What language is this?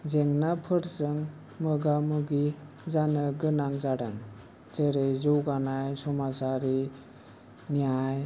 Bodo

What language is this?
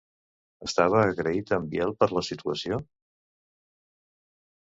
Catalan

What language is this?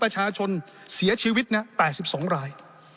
Thai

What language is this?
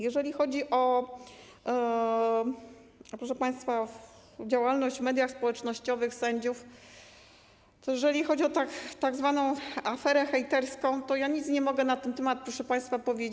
Polish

